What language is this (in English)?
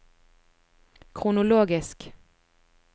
Norwegian